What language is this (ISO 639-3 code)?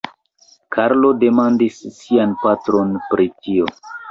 epo